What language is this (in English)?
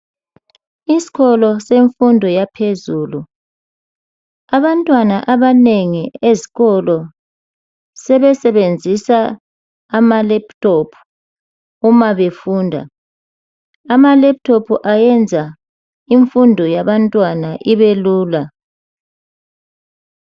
North Ndebele